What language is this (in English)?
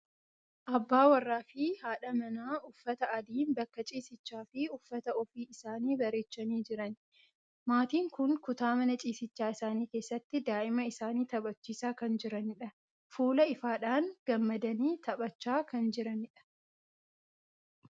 Oromo